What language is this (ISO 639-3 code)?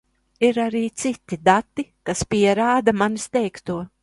lav